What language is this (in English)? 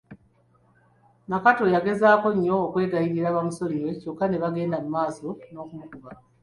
Ganda